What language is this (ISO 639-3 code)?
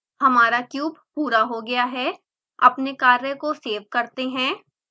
hin